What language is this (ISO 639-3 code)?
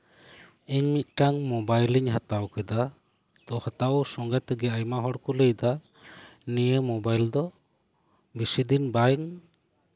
sat